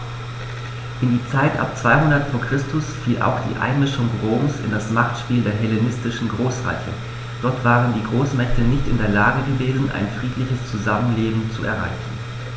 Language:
German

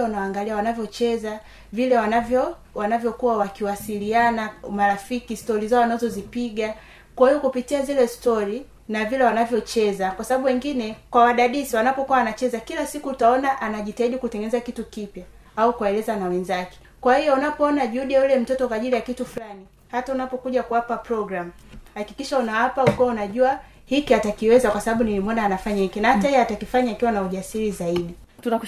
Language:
Swahili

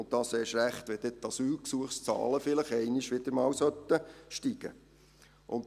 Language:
Swiss German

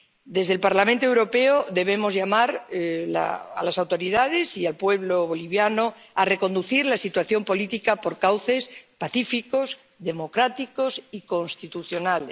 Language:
Spanish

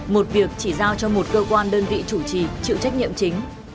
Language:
Vietnamese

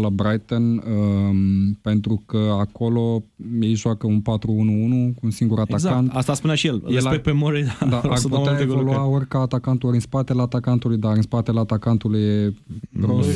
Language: Romanian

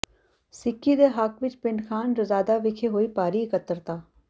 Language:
Punjabi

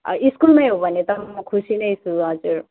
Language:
Nepali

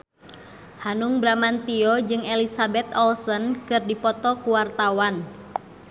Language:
Sundanese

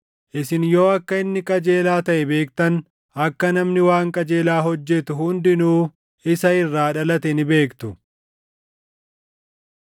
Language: Oromo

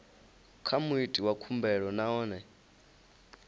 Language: Venda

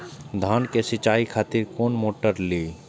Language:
Maithili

